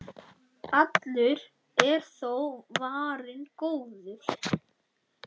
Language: Icelandic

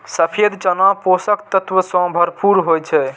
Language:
Maithili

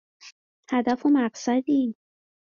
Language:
Persian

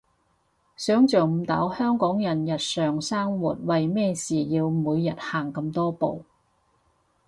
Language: Cantonese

